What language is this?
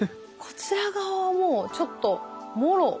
Japanese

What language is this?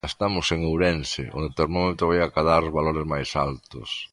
Galician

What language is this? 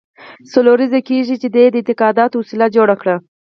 Pashto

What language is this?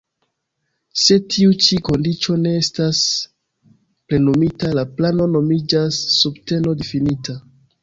Esperanto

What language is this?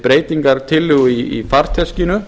Icelandic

